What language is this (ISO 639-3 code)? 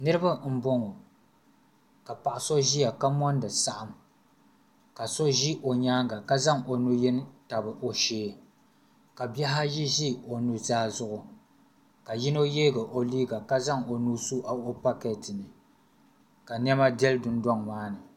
dag